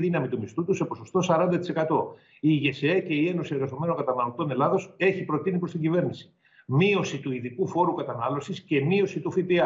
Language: Greek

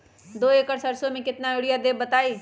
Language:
Magahi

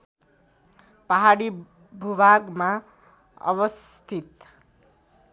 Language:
Nepali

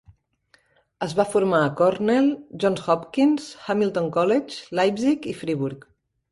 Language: Catalan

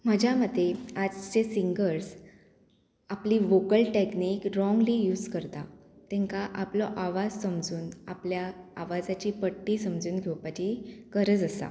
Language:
Konkani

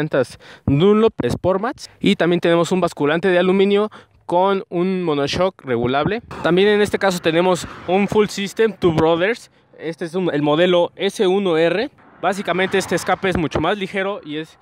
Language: Spanish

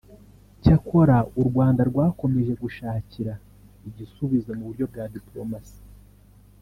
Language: Kinyarwanda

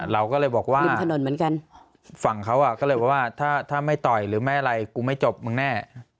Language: Thai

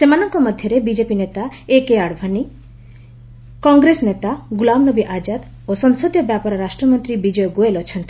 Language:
Odia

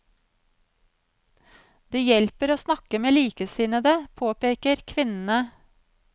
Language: Norwegian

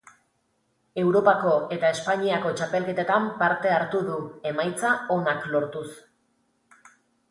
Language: Basque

